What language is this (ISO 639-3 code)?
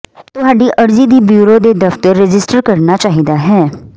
pan